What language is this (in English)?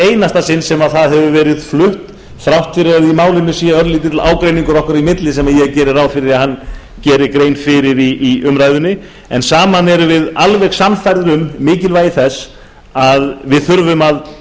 Icelandic